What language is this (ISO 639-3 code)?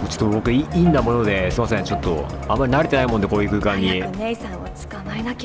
jpn